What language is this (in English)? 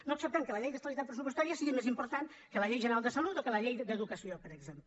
Catalan